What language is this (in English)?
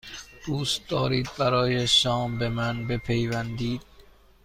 Persian